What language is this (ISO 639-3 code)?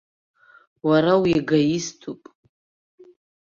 abk